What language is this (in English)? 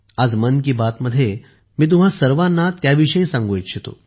Marathi